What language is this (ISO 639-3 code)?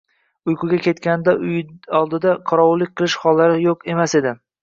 uzb